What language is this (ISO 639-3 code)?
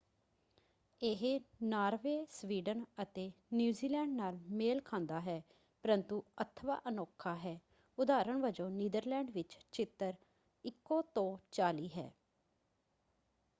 pan